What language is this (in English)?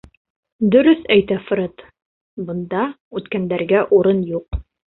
Bashkir